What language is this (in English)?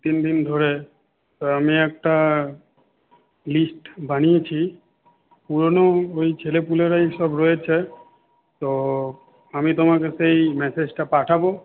Bangla